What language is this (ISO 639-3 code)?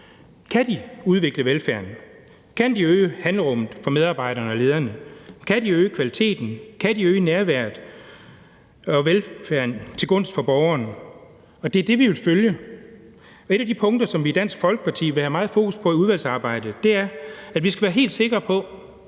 dan